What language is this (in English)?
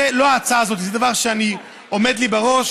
Hebrew